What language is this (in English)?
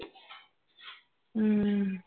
Punjabi